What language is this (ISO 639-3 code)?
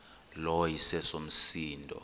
xho